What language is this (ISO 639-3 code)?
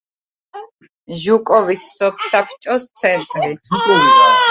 kat